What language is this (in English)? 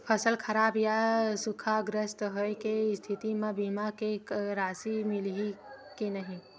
Chhattisgarhi